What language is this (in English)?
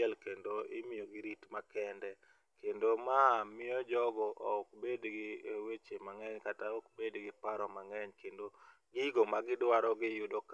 Luo (Kenya and Tanzania)